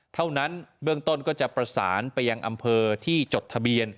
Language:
Thai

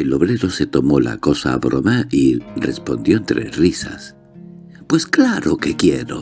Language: Spanish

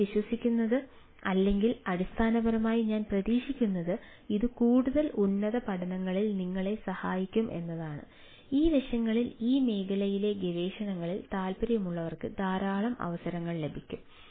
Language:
Malayalam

